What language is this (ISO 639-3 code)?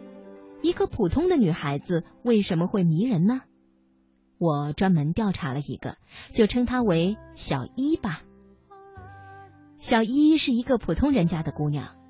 zho